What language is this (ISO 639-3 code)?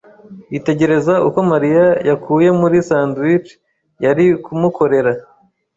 kin